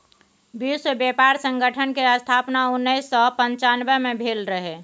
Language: Maithili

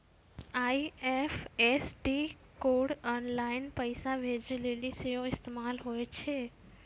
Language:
Maithili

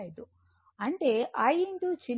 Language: Telugu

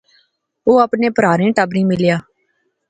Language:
Pahari-Potwari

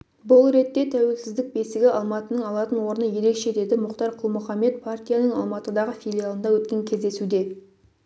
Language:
Kazakh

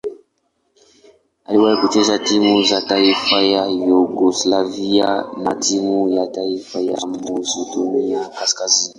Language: Swahili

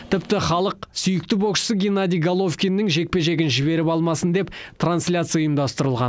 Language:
Kazakh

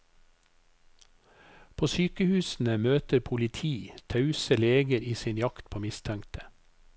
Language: Norwegian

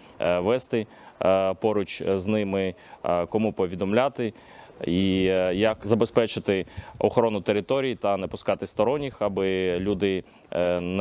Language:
Ukrainian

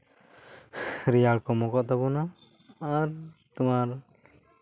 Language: Santali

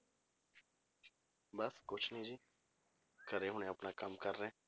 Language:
Punjabi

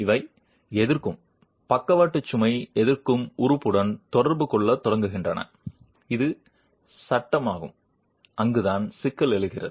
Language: Tamil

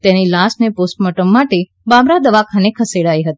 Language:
Gujarati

